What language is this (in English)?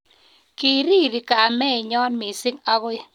Kalenjin